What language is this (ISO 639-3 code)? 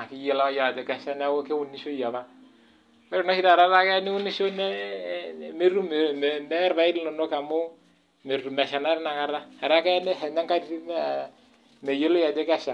mas